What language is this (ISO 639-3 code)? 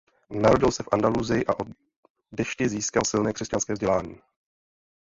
ces